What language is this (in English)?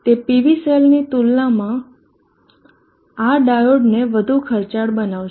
Gujarati